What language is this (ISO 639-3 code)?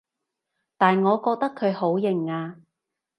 yue